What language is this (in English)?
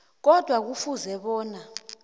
South Ndebele